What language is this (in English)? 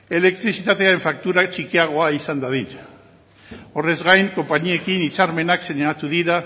Basque